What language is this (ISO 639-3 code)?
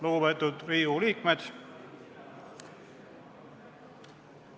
est